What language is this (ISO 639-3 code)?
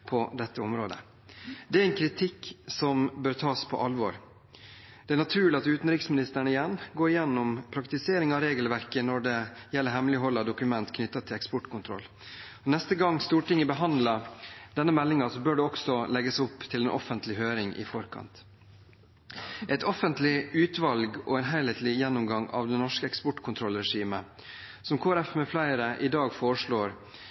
nob